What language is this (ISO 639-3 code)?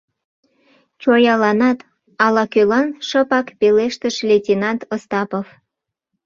chm